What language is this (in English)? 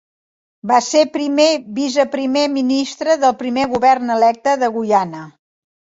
Catalan